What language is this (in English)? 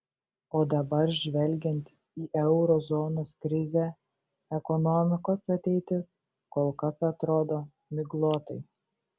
Lithuanian